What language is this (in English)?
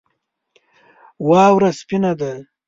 Pashto